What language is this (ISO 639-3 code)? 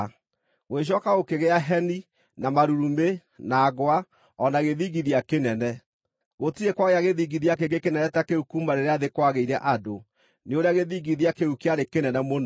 kik